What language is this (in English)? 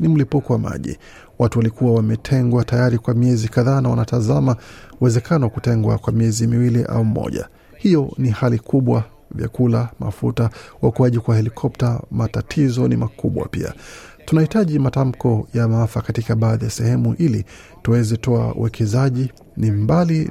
Swahili